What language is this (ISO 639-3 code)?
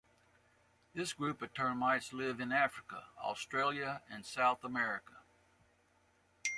eng